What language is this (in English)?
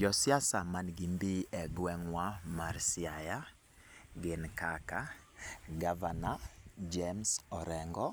Luo (Kenya and Tanzania)